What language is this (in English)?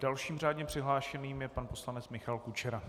Czech